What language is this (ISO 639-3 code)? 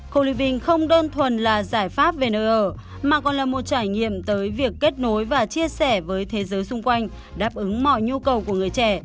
vie